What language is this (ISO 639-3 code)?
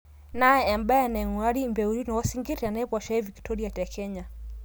mas